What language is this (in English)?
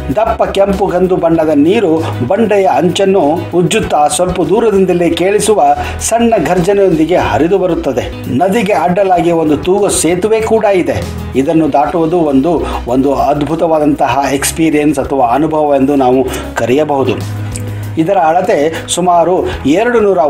Kannada